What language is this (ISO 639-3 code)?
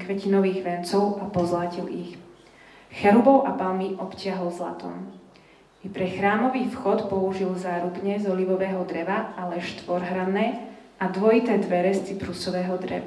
slk